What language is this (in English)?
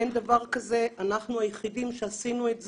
Hebrew